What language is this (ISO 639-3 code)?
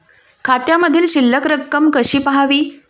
mar